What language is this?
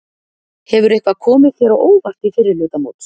Icelandic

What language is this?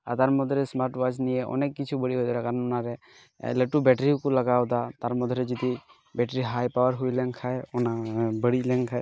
Santali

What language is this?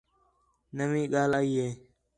Khetrani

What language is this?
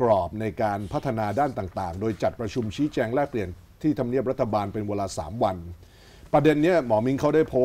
Thai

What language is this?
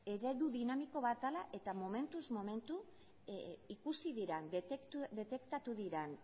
Basque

